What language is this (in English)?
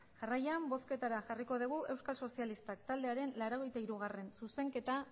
Basque